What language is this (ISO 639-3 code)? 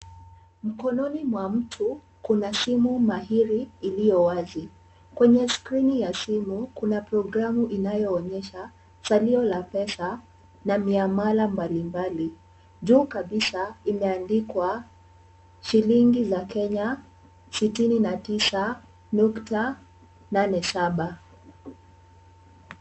swa